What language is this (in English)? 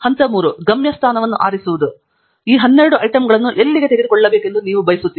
Kannada